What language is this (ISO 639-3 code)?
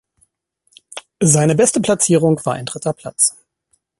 deu